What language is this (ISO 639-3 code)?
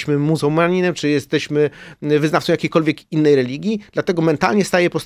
pol